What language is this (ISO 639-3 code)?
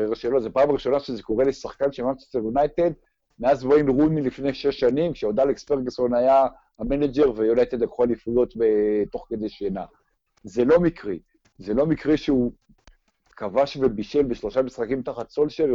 heb